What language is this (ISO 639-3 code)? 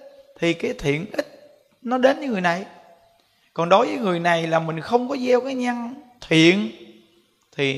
vie